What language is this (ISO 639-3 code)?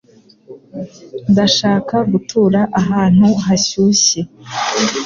kin